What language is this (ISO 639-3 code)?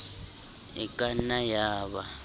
sot